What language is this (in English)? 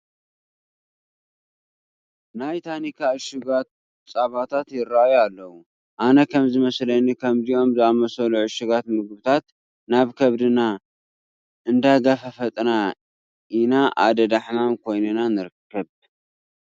Tigrinya